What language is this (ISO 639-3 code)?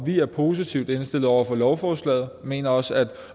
dan